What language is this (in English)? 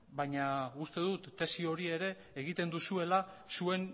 Basque